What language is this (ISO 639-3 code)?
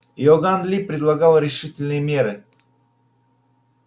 rus